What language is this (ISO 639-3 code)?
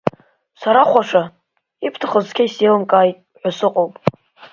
abk